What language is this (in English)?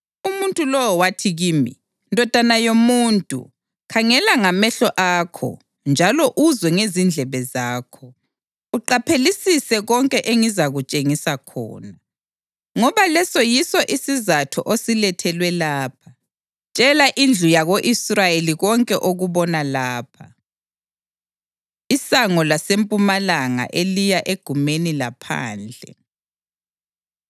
North Ndebele